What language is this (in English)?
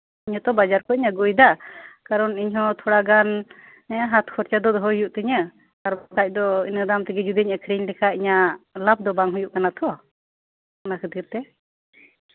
Santali